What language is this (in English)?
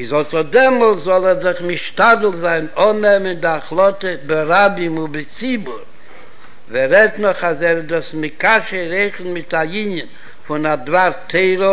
Hebrew